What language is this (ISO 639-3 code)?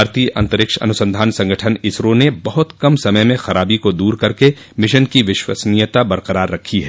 hin